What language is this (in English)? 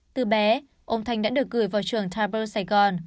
Vietnamese